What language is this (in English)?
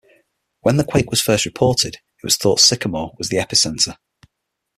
English